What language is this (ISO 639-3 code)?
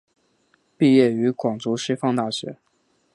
zho